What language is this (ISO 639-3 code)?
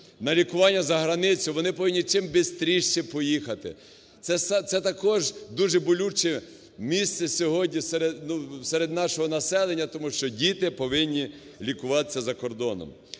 ukr